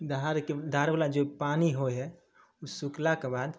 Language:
Maithili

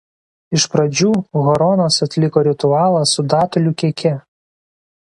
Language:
Lithuanian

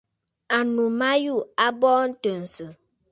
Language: Bafut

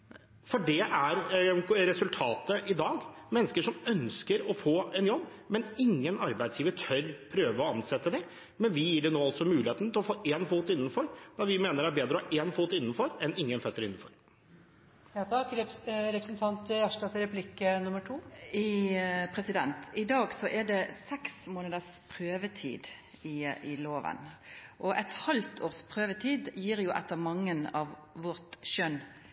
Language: Norwegian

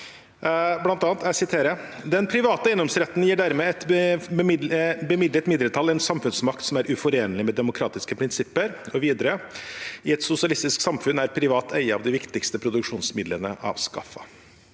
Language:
Norwegian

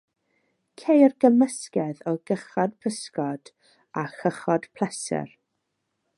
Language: Welsh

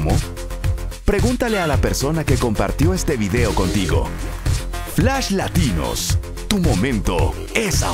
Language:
Spanish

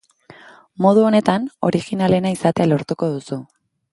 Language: Basque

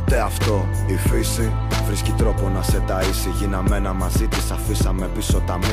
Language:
Greek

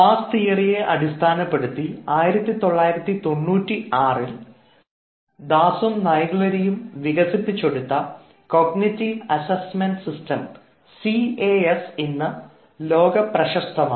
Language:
Malayalam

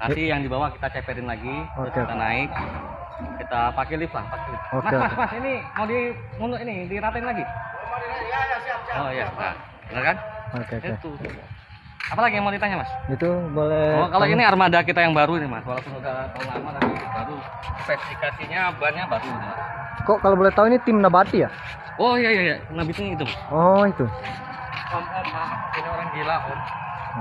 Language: Indonesian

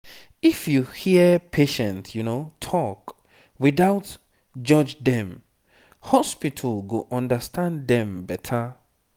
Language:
Nigerian Pidgin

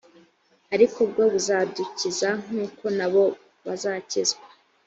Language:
Kinyarwanda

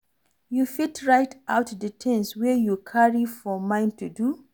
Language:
Nigerian Pidgin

